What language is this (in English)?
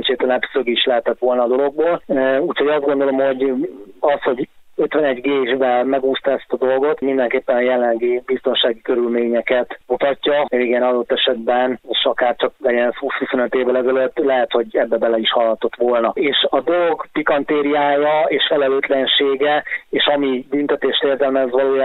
Hungarian